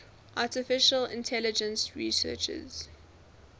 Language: English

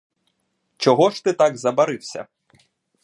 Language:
Ukrainian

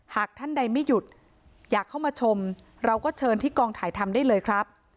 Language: Thai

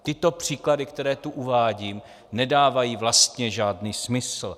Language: Czech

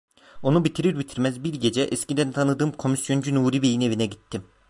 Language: Turkish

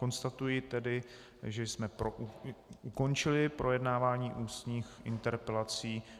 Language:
Czech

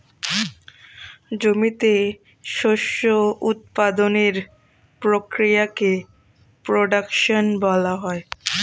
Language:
Bangla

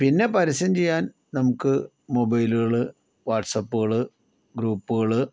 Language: Malayalam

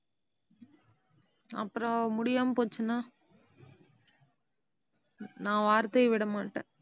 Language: Tamil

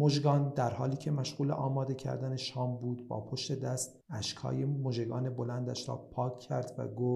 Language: Persian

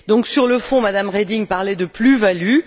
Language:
French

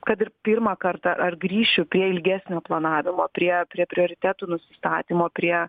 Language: Lithuanian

